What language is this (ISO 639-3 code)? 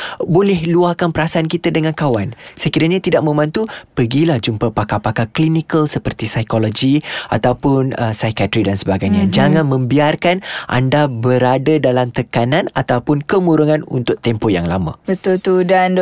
msa